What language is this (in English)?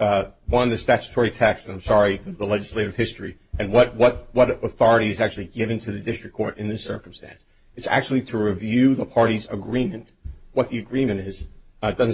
English